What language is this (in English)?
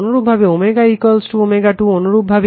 Bangla